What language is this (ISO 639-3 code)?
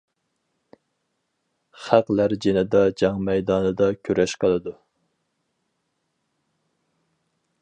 uig